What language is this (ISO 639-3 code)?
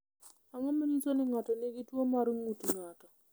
luo